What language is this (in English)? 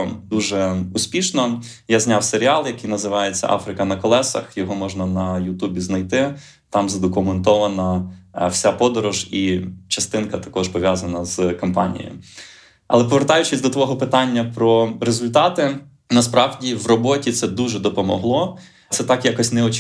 Ukrainian